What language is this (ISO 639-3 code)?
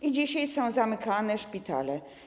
pol